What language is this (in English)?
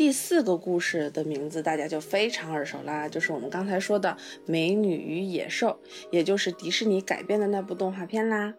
Chinese